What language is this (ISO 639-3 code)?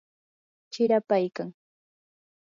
qur